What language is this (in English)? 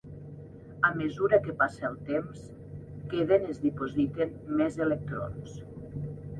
Catalan